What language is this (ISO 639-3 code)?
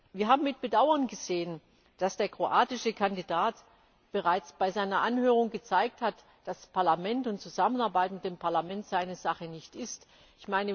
deu